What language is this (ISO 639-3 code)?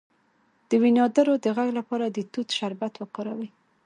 pus